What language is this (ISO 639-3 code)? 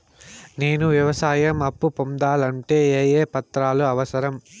tel